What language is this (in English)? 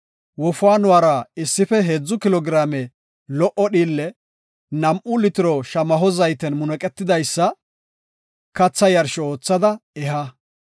Gofa